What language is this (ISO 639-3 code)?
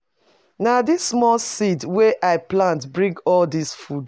pcm